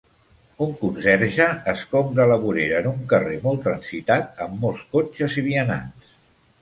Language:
Catalan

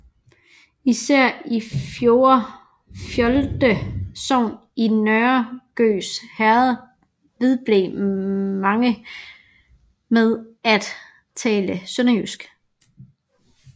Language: Danish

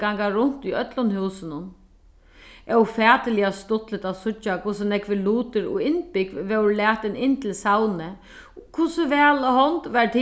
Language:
Faroese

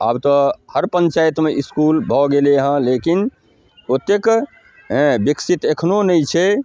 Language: Maithili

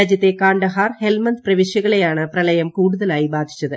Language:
Malayalam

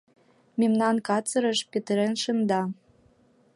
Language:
Mari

